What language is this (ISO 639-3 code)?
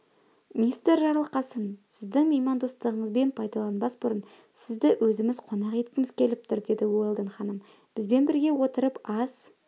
kaz